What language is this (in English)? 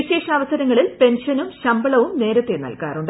Malayalam